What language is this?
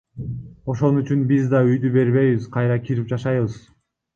Kyrgyz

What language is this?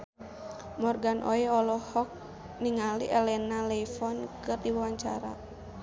Sundanese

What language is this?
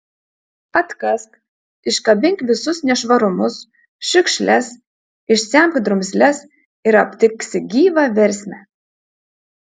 Lithuanian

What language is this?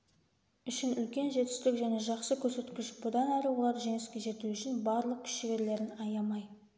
Kazakh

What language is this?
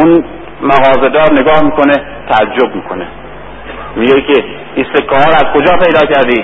Persian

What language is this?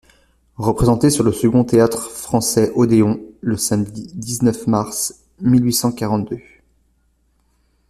French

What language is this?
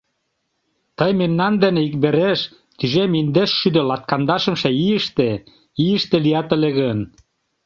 Mari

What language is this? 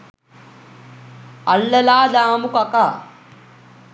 Sinhala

